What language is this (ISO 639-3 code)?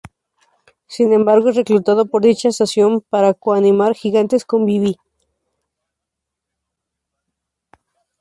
spa